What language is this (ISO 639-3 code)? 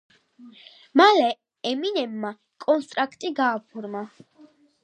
kat